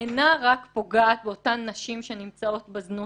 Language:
Hebrew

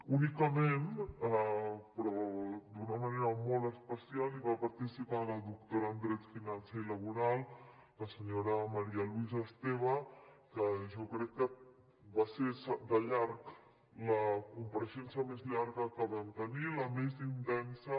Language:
Catalan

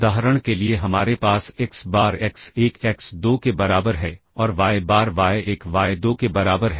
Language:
Hindi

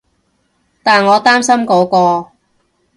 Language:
Cantonese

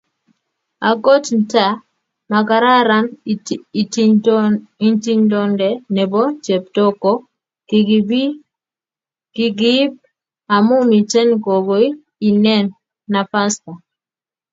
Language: Kalenjin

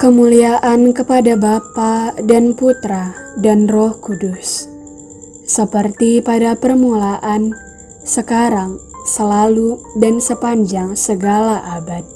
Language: Indonesian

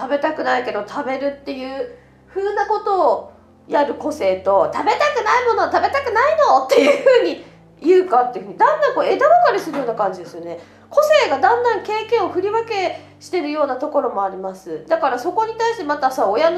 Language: Japanese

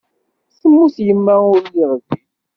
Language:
Kabyle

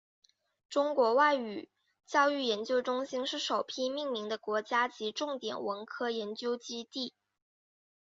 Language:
Chinese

